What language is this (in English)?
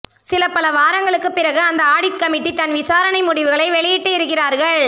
Tamil